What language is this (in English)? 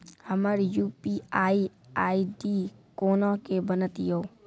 Maithili